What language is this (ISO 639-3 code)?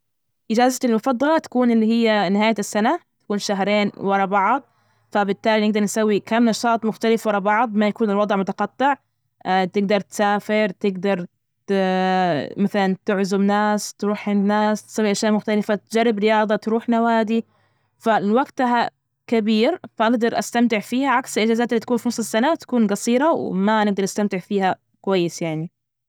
ars